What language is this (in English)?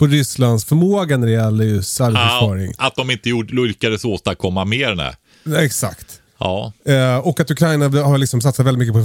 Swedish